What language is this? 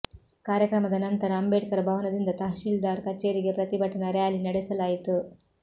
Kannada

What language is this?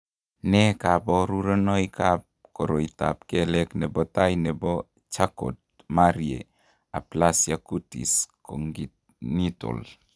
Kalenjin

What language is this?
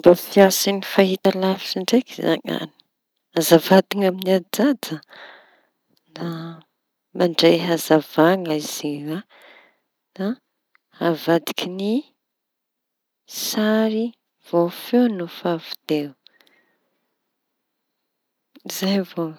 Tanosy Malagasy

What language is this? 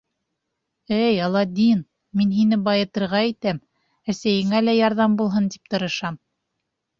Bashkir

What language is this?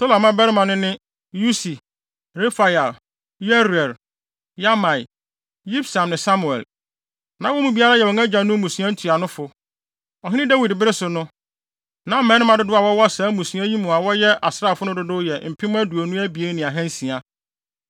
Akan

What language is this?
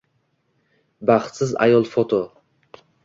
Uzbek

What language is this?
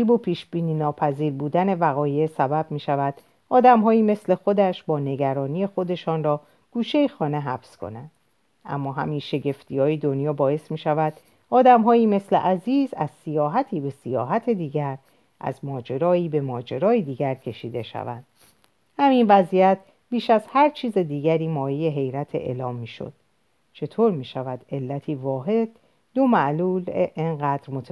Persian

